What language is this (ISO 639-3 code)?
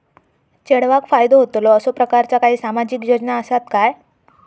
mar